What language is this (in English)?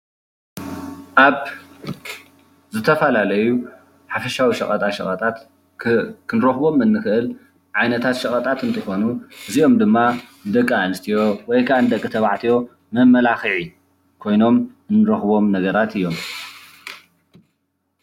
Tigrinya